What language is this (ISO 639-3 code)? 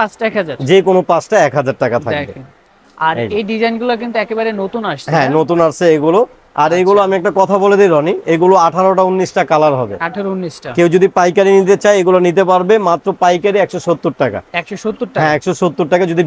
ben